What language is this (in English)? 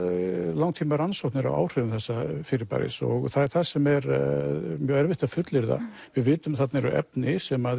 Icelandic